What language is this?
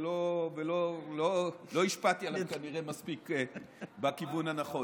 Hebrew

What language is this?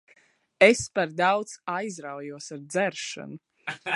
Latvian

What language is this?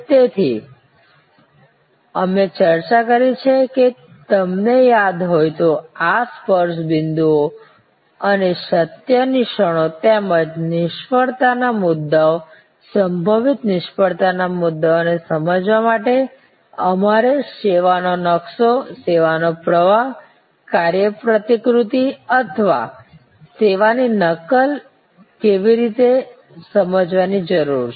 Gujarati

